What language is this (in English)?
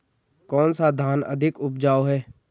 Hindi